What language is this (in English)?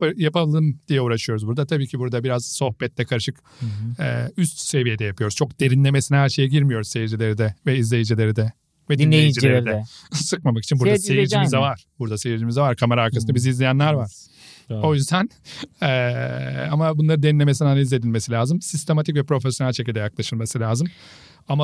Turkish